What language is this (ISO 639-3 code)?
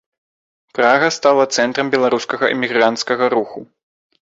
bel